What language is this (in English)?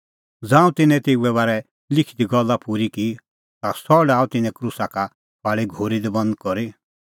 Kullu Pahari